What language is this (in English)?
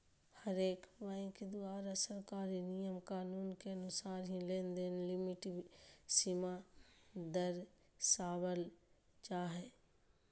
Magahi